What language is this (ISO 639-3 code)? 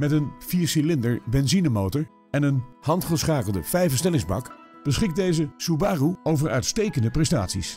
nld